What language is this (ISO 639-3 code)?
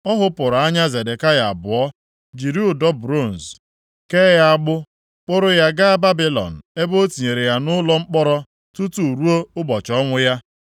ibo